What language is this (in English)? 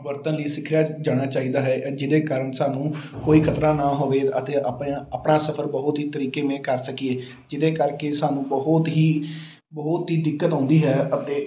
Punjabi